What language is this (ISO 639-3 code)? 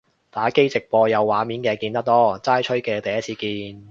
yue